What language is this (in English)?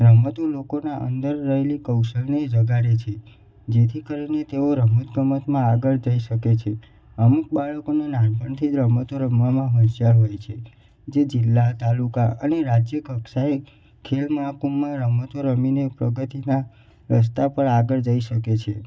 Gujarati